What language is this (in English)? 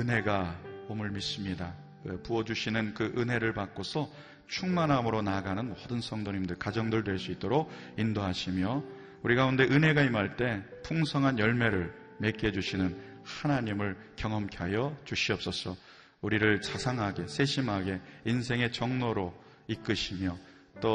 Korean